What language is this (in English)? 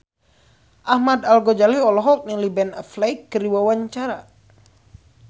Sundanese